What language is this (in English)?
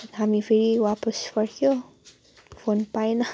Nepali